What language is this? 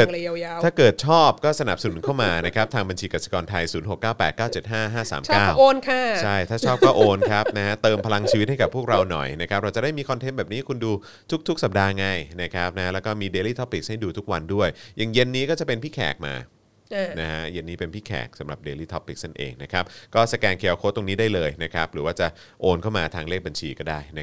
Thai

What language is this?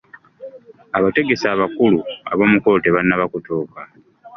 Ganda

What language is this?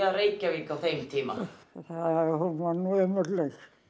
Icelandic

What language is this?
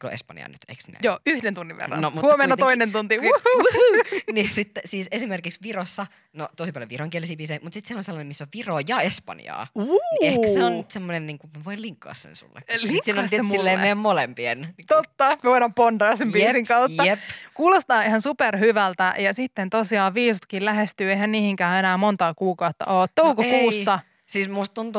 Finnish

